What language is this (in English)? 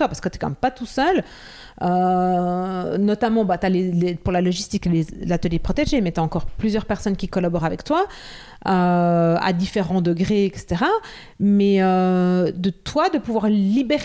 French